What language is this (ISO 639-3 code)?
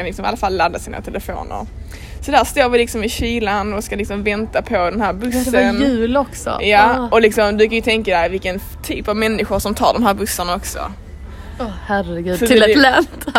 swe